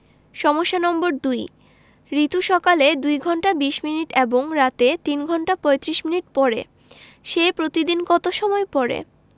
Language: Bangla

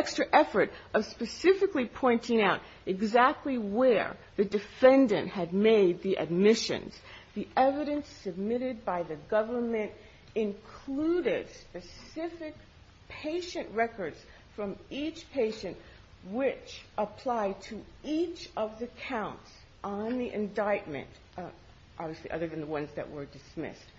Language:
English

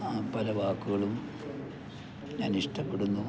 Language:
Malayalam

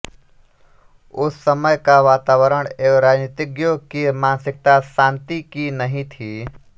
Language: Hindi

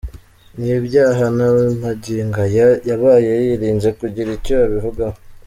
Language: Kinyarwanda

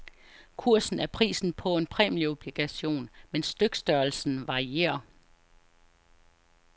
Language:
Danish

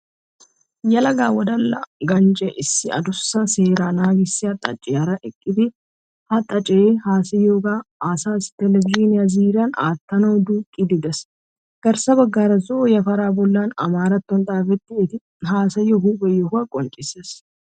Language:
Wolaytta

